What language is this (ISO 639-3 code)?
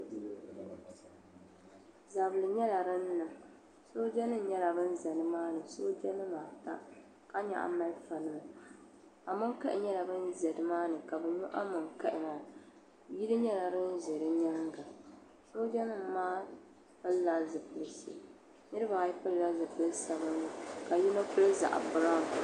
dag